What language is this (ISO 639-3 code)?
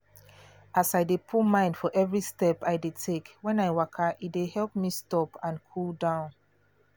pcm